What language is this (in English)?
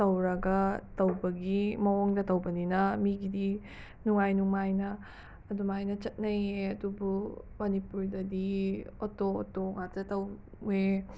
Manipuri